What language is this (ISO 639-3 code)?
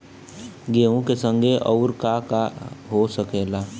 bho